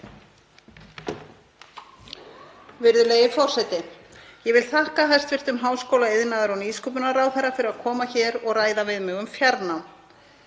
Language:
Icelandic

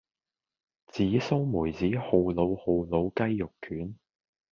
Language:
Cantonese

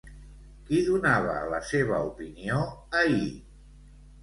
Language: Catalan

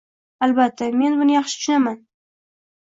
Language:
Uzbek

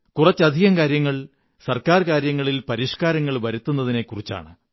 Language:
Malayalam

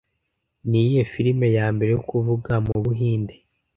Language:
Kinyarwanda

